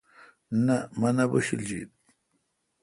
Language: Kalkoti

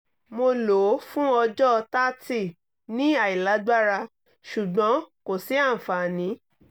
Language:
Yoruba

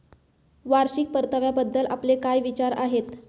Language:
Marathi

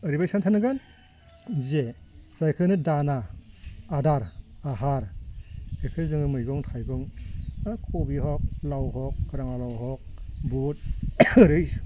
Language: Bodo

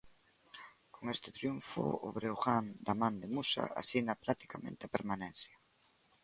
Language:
Galician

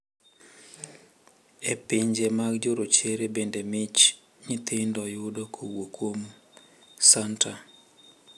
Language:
Luo (Kenya and Tanzania)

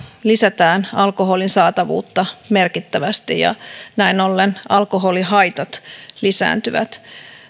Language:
Finnish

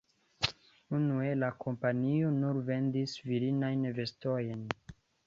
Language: Esperanto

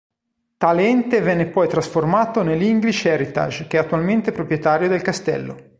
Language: Italian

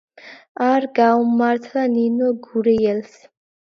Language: Georgian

